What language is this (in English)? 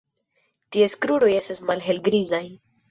Esperanto